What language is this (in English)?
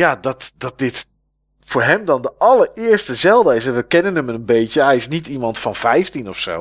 Dutch